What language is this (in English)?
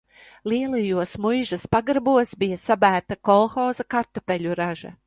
Latvian